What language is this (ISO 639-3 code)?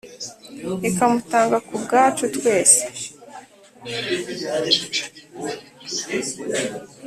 kin